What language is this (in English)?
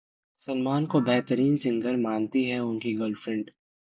Hindi